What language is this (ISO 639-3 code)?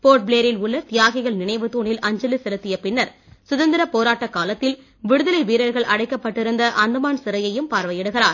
tam